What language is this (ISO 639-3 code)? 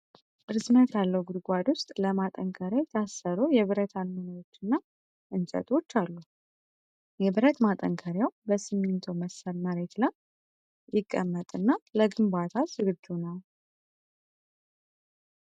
amh